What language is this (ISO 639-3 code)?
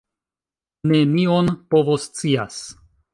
epo